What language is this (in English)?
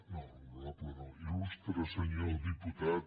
Catalan